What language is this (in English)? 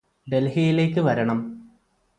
Malayalam